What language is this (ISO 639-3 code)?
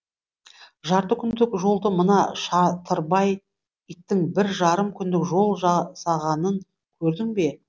kaz